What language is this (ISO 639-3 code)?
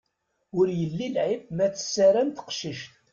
kab